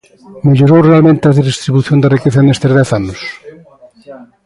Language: Galician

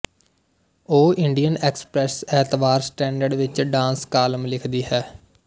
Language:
Punjabi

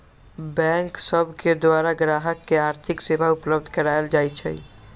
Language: Magahi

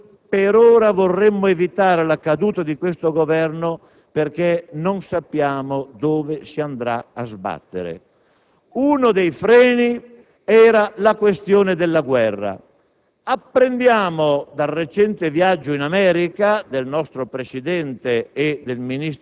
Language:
Italian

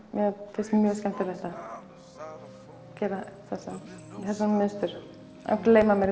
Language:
Icelandic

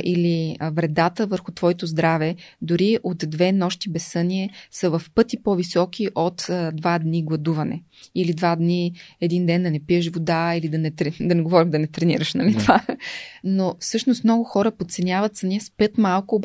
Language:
Bulgarian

